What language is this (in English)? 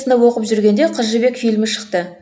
Kazakh